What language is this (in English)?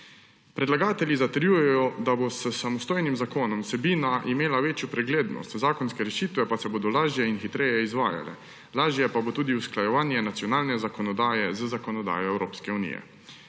Slovenian